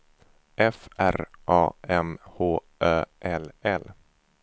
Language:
Swedish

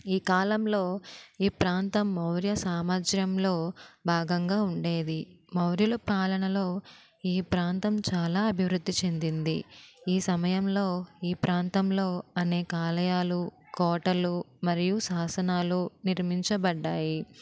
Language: Telugu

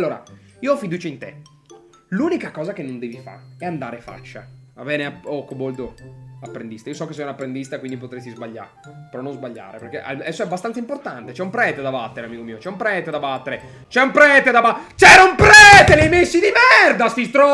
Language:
Italian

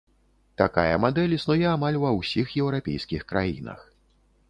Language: Belarusian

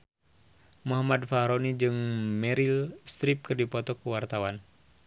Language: Sundanese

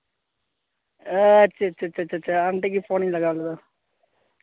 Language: Santali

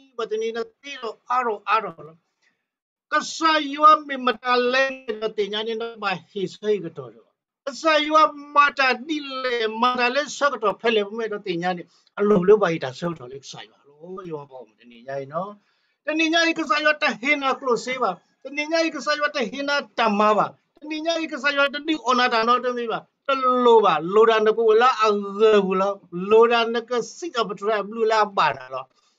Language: Thai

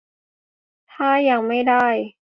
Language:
Thai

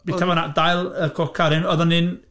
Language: Welsh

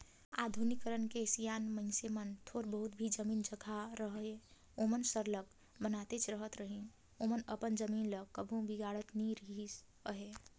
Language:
Chhattisgarhi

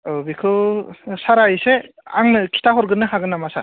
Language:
Bodo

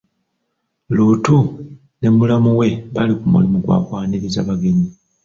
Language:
Ganda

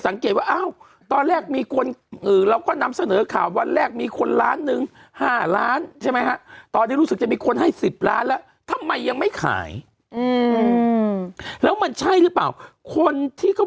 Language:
Thai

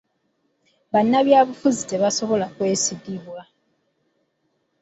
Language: Ganda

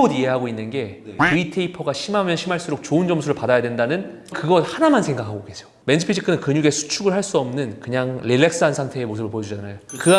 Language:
Korean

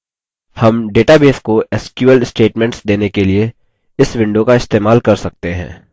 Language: Hindi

